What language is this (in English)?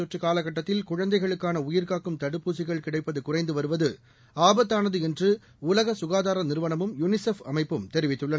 Tamil